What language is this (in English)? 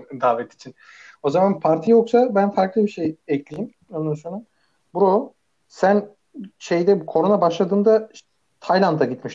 Turkish